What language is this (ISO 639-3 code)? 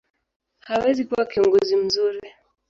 swa